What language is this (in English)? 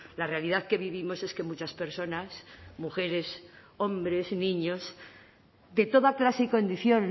Spanish